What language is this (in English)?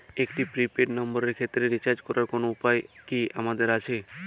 Bangla